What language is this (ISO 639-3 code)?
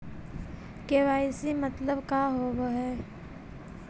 mag